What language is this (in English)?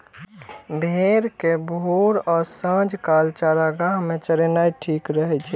Maithili